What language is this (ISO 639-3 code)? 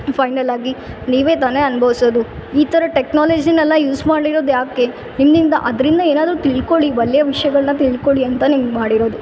kan